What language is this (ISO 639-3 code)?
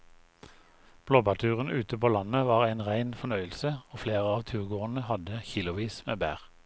nor